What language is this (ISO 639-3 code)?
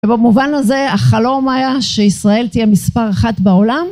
heb